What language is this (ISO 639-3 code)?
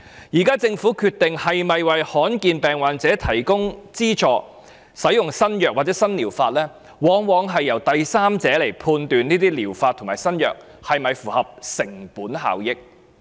yue